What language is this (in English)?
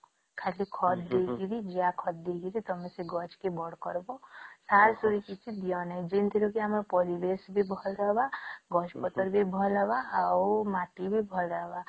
Odia